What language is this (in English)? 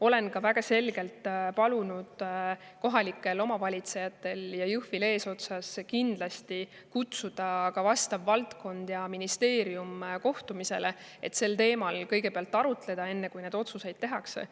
Estonian